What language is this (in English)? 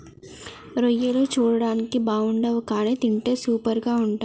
Telugu